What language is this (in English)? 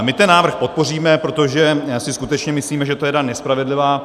Czech